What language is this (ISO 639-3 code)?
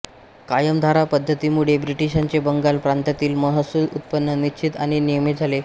mar